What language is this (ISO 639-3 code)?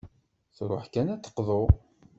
kab